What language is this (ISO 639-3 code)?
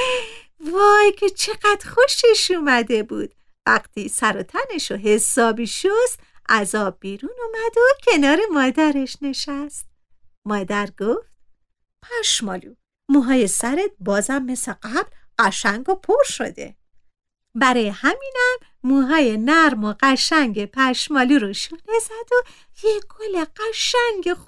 fas